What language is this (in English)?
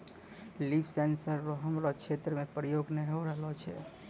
Maithili